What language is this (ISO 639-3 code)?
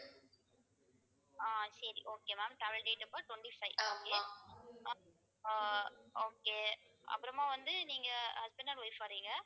tam